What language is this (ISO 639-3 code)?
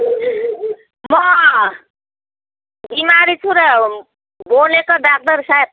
nep